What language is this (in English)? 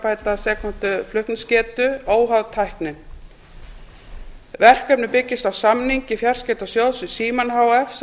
Icelandic